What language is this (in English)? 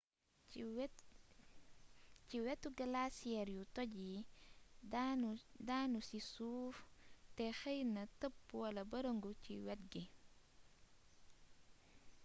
Wolof